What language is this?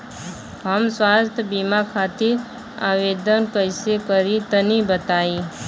Bhojpuri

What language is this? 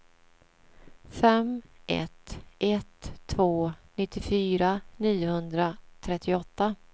Swedish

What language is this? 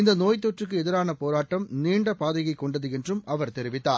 Tamil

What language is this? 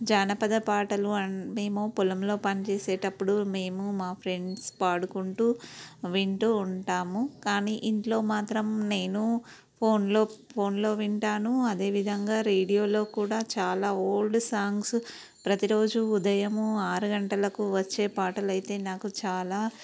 Telugu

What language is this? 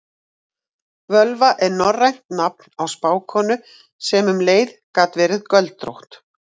Icelandic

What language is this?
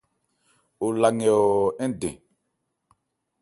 Ebrié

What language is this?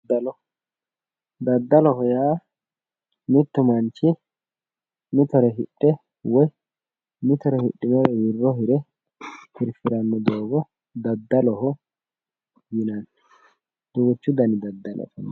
Sidamo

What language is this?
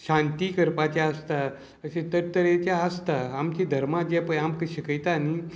Konkani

